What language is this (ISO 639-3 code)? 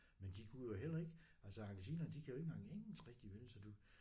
dan